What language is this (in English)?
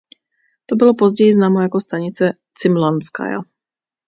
Czech